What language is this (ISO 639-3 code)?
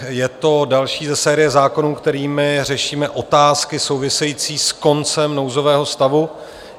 ces